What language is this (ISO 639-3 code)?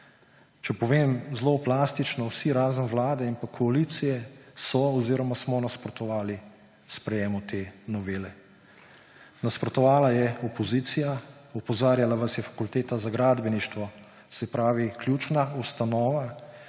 slv